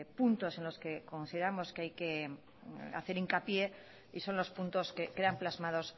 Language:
Spanish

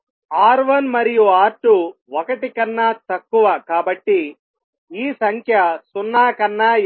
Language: Telugu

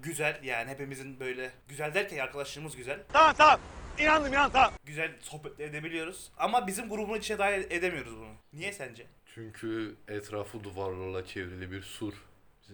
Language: Turkish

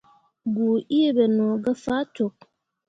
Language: Mundang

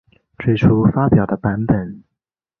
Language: Chinese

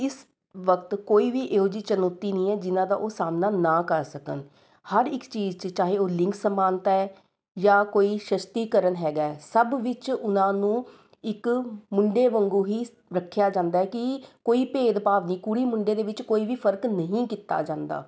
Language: Punjabi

